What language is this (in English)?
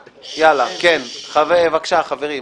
Hebrew